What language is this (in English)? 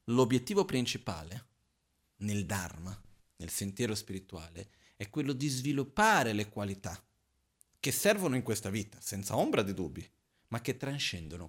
Italian